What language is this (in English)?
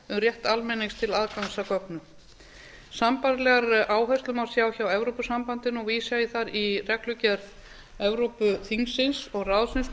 Icelandic